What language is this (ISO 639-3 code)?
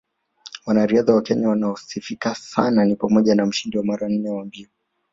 swa